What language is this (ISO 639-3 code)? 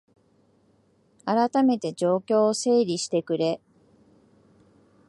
jpn